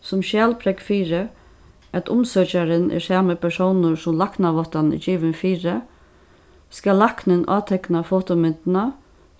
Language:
Faroese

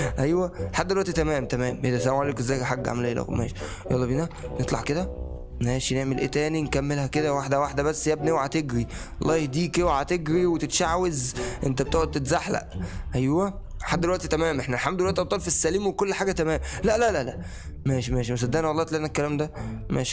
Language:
Arabic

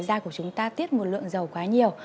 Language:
Vietnamese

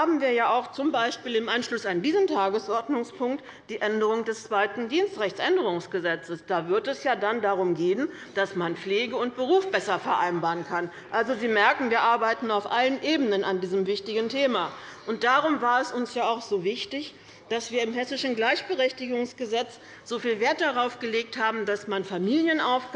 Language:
German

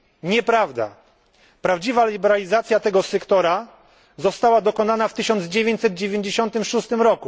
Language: Polish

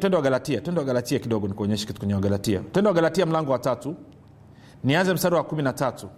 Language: Swahili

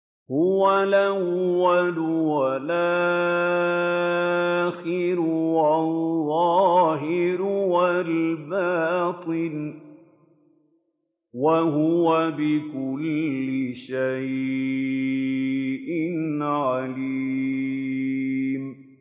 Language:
Arabic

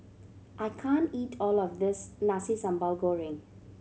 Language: English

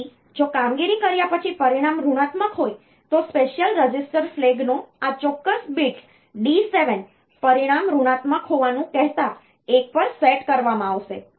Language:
Gujarati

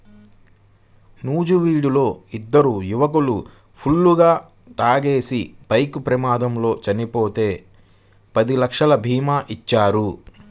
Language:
Telugu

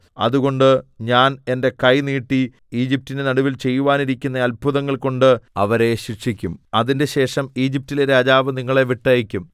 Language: Malayalam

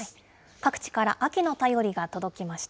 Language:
Japanese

